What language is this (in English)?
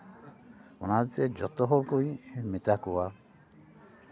Santali